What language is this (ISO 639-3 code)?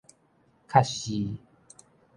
nan